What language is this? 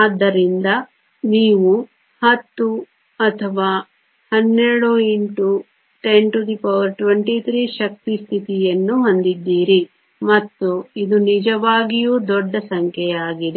Kannada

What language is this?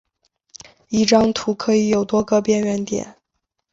Chinese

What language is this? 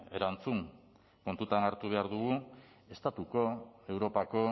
Basque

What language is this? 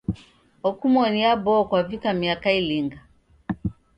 Taita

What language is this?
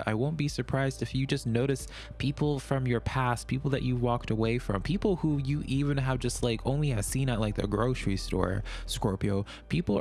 English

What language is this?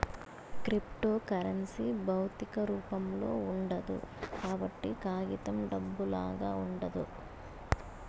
Telugu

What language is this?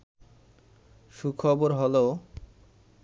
Bangla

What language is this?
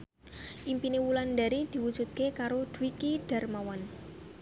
Javanese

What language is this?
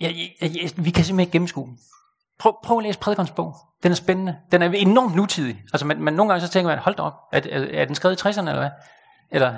Danish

